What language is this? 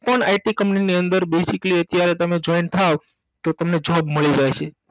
Gujarati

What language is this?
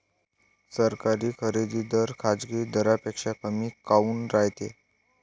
Marathi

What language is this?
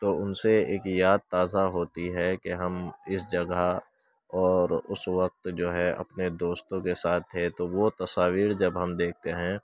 Urdu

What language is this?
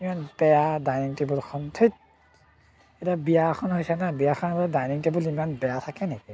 Assamese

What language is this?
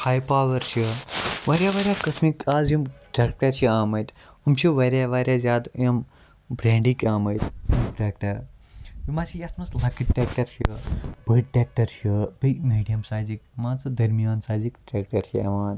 Kashmiri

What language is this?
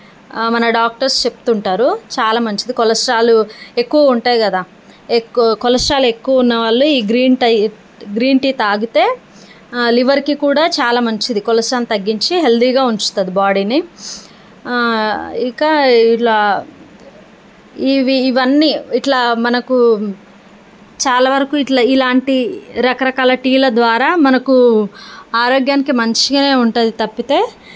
Telugu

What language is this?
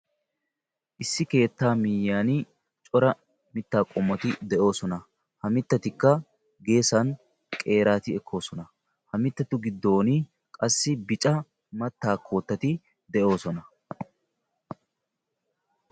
Wolaytta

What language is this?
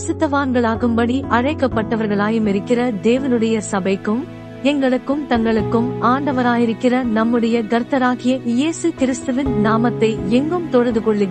Tamil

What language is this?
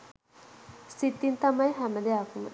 Sinhala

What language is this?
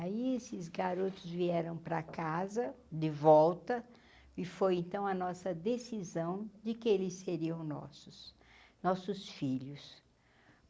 Portuguese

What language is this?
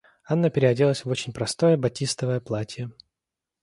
Russian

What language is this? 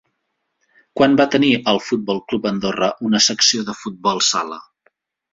Catalan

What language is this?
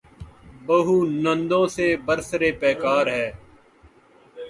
Urdu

